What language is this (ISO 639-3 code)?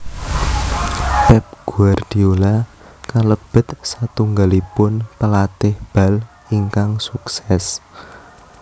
jav